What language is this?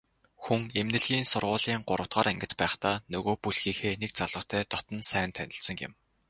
Mongolian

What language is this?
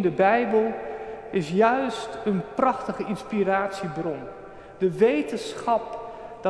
Dutch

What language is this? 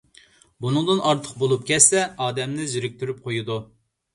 Uyghur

